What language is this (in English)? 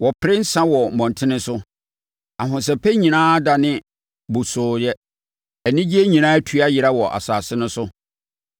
Akan